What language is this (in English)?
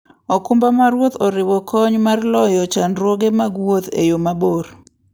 Luo (Kenya and Tanzania)